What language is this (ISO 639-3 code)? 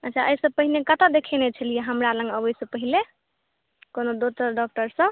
mai